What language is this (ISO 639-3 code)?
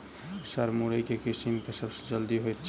mai